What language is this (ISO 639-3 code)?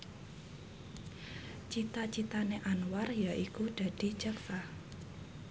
jav